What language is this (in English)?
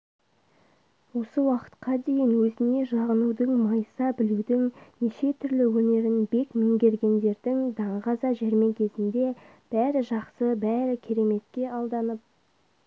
Kazakh